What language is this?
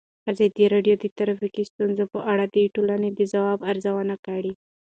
Pashto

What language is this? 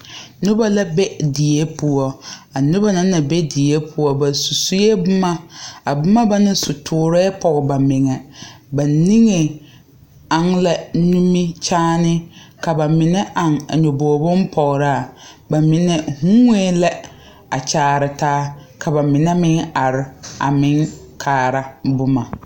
Southern Dagaare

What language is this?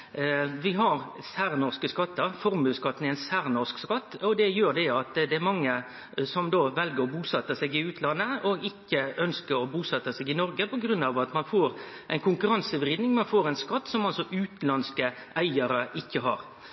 Norwegian Nynorsk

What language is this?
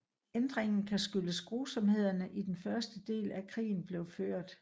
Danish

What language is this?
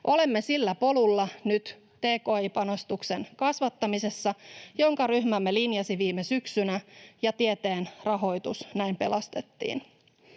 Finnish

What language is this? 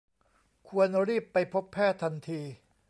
Thai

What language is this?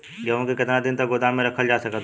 Bhojpuri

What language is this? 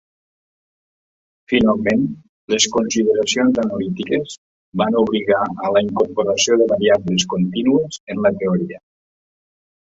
Catalan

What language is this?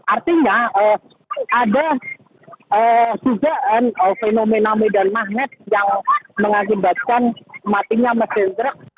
Indonesian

